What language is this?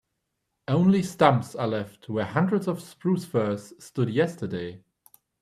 English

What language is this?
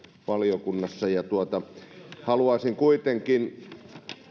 Finnish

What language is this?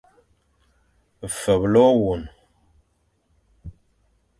Fang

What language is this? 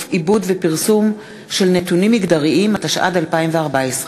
Hebrew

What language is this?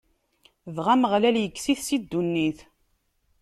Kabyle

